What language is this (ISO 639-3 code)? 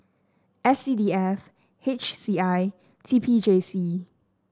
eng